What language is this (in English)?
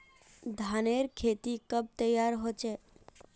Magahi